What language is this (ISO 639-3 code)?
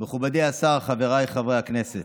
heb